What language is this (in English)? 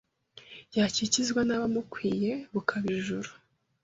Kinyarwanda